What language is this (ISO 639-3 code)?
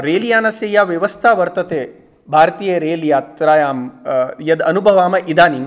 san